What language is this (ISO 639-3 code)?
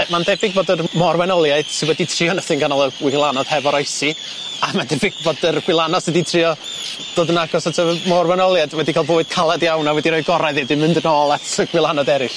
cym